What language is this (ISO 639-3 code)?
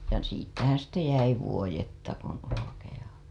fin